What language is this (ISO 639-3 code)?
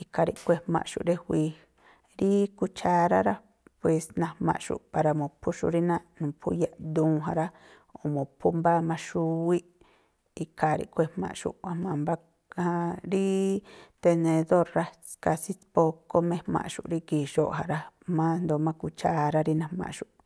tpl